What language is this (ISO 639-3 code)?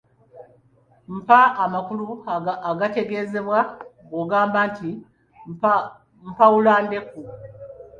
lug